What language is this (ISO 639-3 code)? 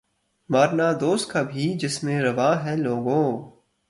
urd